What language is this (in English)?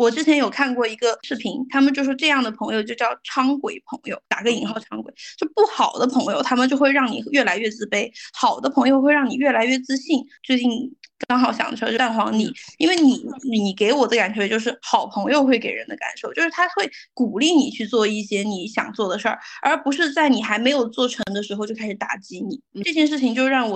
Chinese